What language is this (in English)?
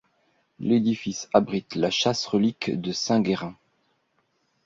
French